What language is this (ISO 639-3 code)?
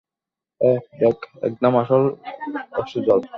ben